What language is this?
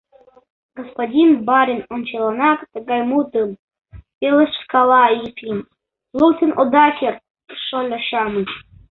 Mari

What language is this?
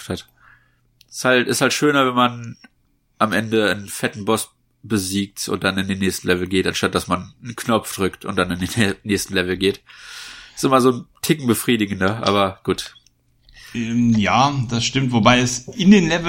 German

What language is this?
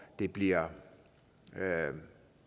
Danish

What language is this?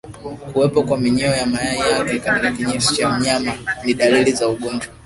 Swahili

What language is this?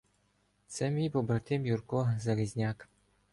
Ukrainian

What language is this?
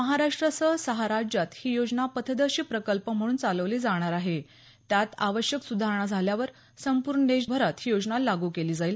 Marathi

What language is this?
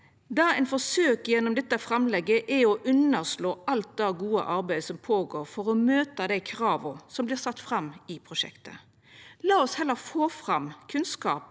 Norwegian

